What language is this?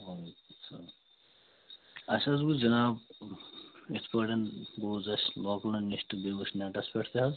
Kashmiri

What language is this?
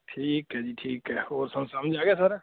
Punjabi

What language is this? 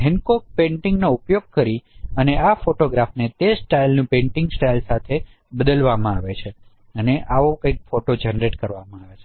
Gujarati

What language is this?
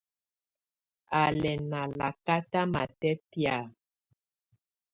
Tunen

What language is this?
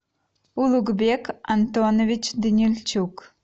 Russian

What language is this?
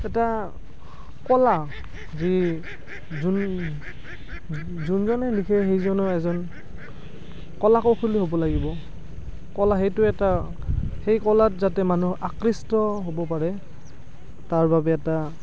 Assamese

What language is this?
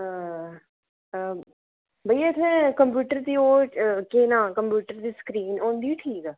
Dogri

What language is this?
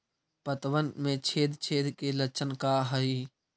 Magahi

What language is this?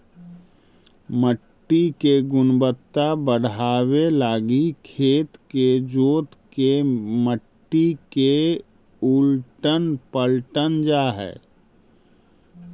Magahi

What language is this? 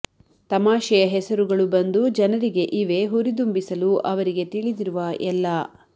Kannada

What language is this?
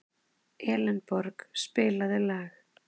Icelandic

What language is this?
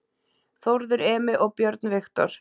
Icelandic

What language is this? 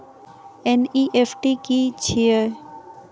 Maithili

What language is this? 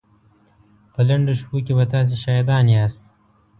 Pashto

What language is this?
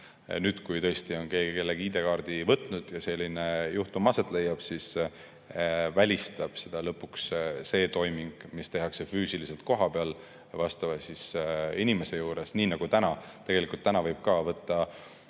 Estonian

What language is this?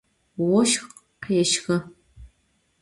Adyghe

